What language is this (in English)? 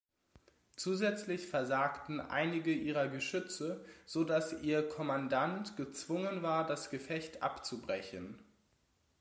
German